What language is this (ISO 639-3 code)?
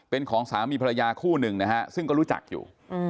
tha